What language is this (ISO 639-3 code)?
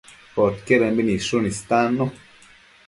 mcf